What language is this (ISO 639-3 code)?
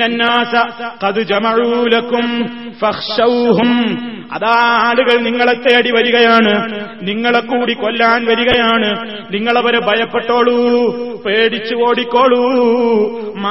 mal